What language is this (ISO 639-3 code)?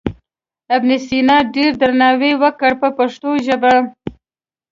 pus